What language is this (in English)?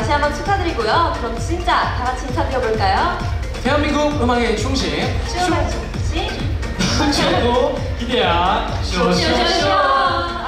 Korean